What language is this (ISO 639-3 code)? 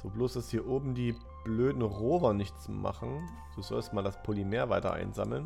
deu